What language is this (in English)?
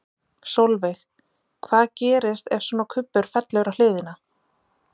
Icelandic